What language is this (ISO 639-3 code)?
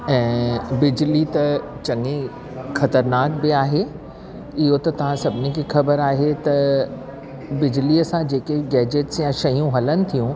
snd